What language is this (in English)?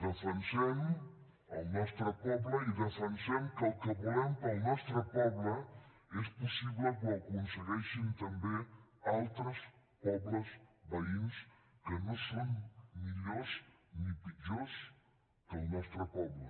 Catalan